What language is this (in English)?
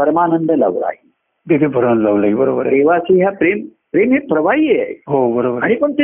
Marathi